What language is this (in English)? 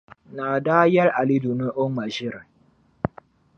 Dagbani